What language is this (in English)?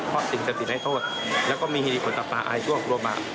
Thai